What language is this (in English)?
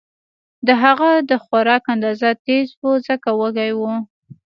Pashto